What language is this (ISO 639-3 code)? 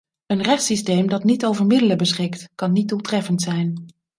nld